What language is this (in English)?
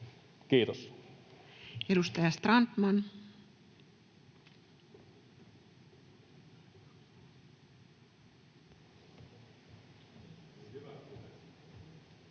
Finnish